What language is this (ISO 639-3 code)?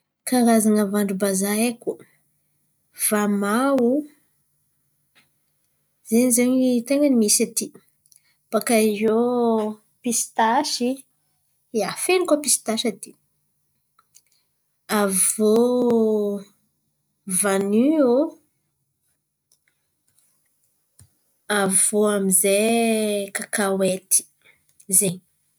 xmv